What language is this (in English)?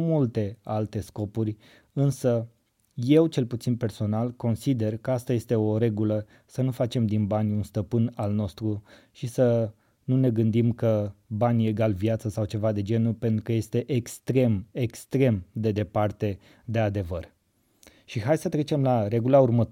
Romanian